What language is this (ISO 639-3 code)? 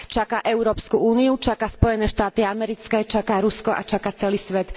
slk